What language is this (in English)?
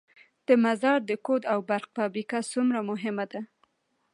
Pashto